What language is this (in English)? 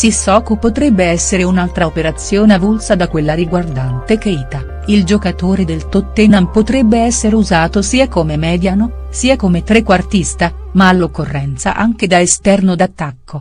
Italian